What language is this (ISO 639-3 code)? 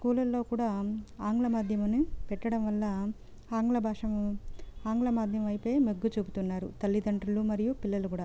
tel